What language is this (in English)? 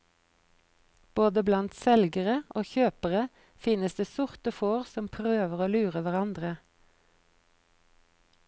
Norwegian